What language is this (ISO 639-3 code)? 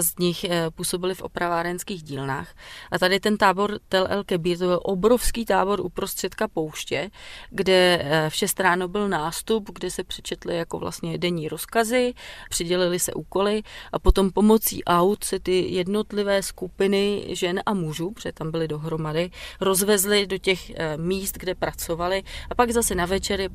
ces